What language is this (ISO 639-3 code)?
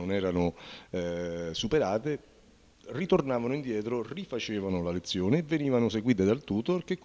ita